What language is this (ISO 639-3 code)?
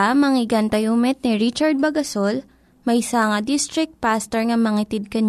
fil